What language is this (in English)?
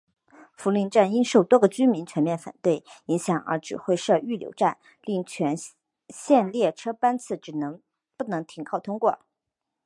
Chinese